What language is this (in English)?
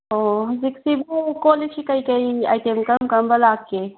Manipuri